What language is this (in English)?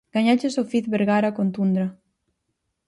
Galician